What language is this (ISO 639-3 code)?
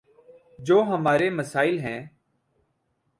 urd